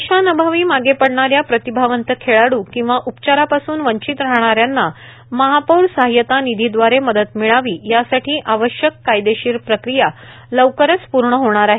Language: Marathi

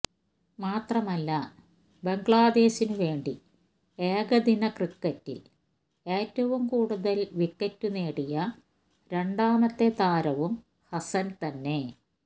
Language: Malayalam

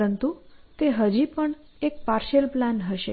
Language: Gujarati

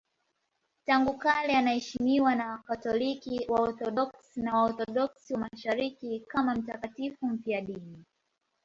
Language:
Swahili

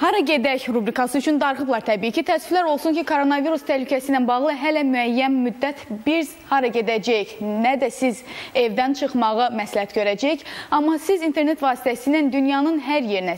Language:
Turkish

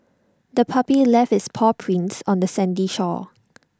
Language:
English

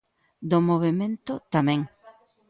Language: Galician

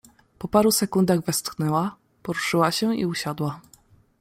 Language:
Polish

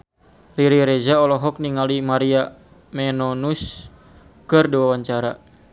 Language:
Sundanese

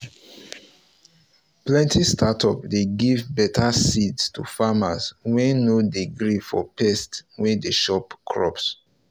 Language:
Nigerian Pidgin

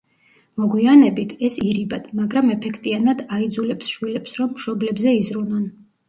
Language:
Georgian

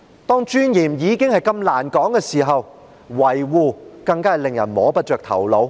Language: Cantonese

